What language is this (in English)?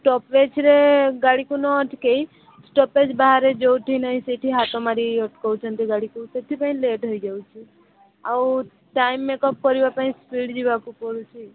Odia